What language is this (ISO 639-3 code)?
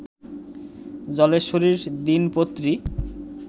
ben